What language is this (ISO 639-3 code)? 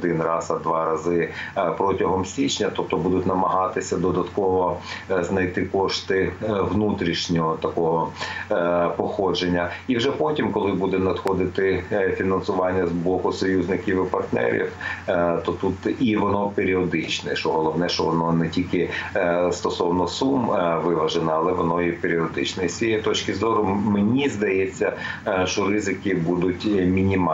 ukr